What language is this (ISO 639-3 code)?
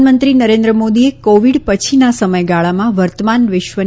guj